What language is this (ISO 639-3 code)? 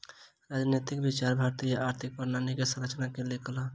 mai